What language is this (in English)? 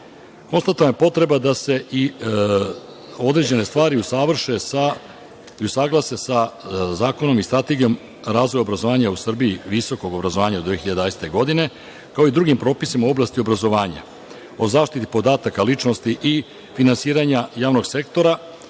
Serbian